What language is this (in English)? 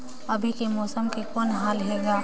Chhattisgarhi